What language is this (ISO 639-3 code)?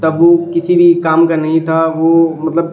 urd